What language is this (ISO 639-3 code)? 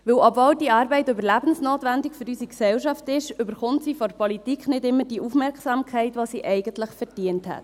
gsw